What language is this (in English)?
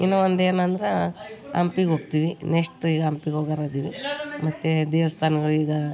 Kannada